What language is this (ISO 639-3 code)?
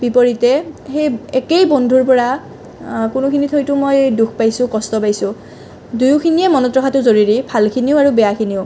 asm